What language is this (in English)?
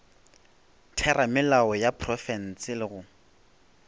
Northern Sotho